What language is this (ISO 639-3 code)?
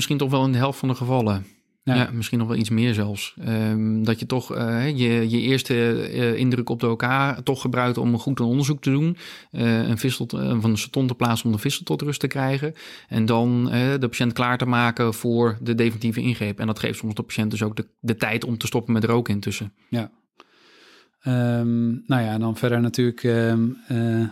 nld